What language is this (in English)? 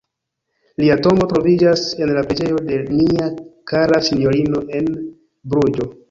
Esperanto